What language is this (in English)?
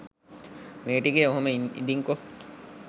Sinhala